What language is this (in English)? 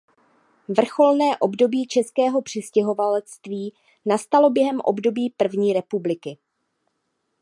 Czech